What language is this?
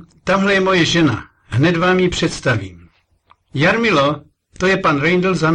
Czech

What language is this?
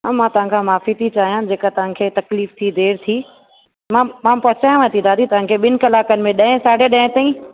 Sindhi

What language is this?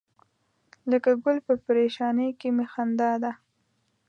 Pashto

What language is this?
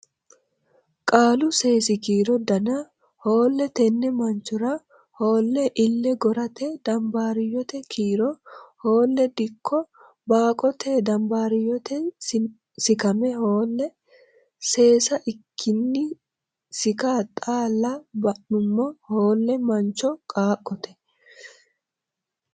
Sidamo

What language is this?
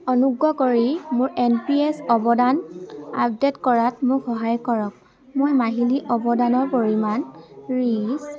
Assamese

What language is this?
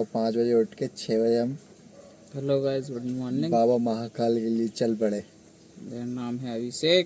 Hindi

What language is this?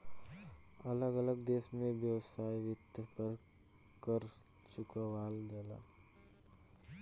Bhojpuri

